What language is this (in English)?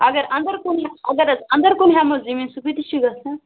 Kashmiri